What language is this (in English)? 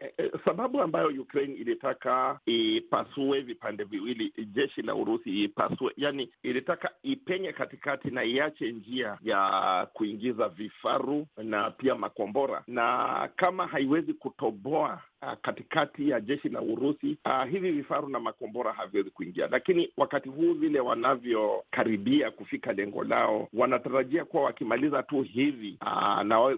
Swahili